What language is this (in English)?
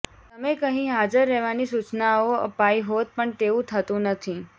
Gujarati